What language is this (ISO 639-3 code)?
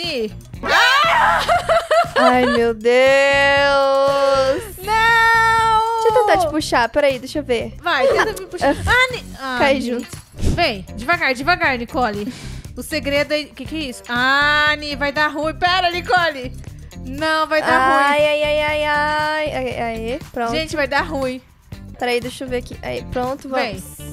por